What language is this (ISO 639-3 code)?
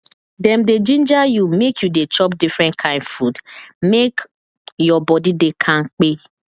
pcm